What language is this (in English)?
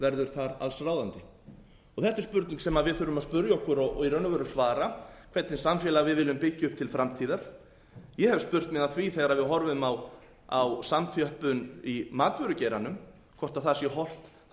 Icelandic